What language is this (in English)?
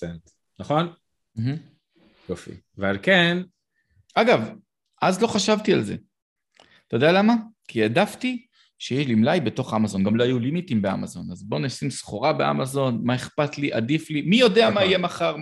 Hebrew